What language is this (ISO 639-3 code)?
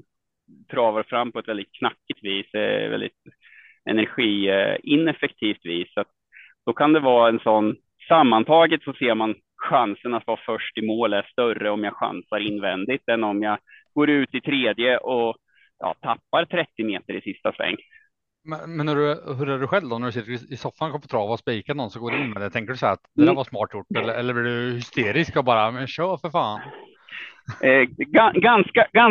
swe